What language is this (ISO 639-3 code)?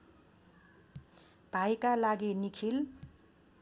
nep